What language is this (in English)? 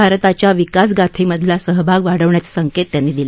Marathi